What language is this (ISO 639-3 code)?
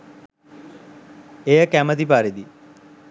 sin